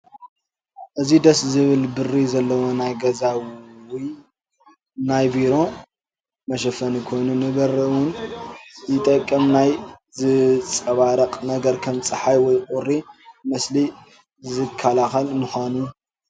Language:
Tigrinya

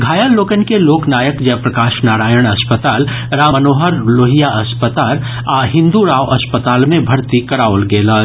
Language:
Maithili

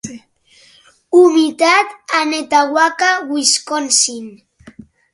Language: Catalan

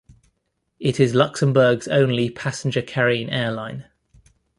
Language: English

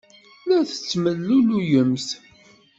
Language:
Kabyle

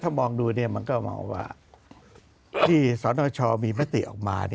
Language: Thai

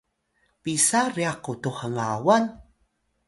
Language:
Atayal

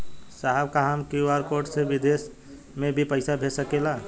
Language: Bhojpuri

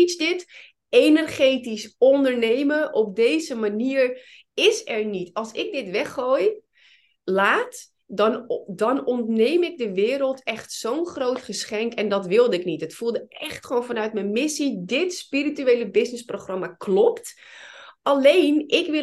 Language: Dutch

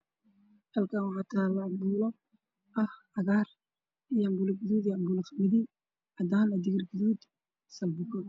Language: Somali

